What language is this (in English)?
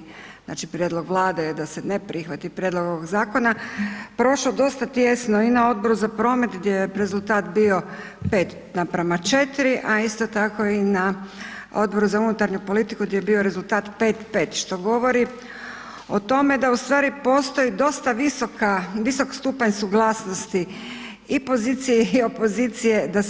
Croatian